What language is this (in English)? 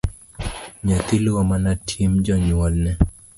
Luo (Kenya and Tanzania)